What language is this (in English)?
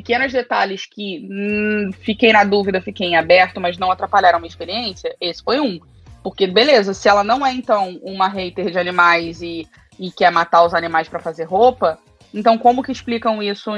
Portuguese